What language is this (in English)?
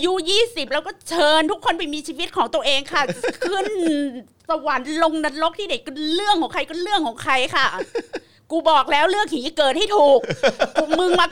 Thai